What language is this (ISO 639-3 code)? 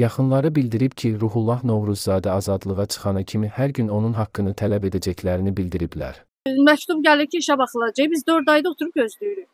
tur